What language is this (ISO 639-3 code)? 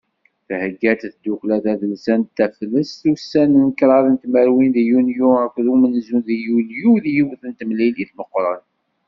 kab